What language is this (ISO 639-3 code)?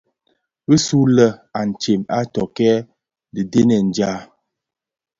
ksf